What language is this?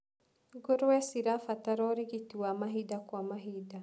Kikuyu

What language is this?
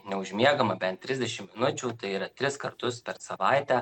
Lithuanian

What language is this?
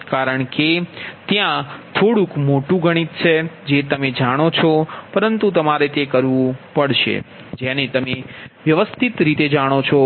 Gujarati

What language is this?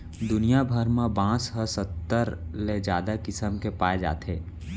Chhattisgarhi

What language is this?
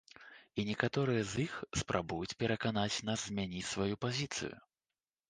Belarusian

